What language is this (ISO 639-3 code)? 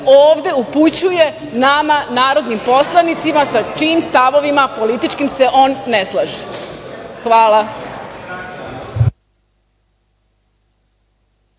srp